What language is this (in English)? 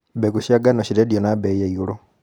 Kikuyu